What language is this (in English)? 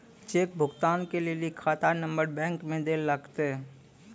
Maithili